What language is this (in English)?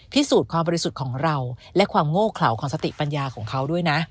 Thai